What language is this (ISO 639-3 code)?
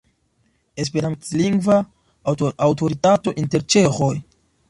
epo